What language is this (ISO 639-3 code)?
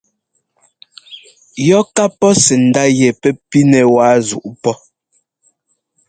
jgo